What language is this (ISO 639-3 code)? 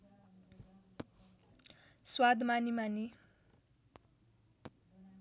nep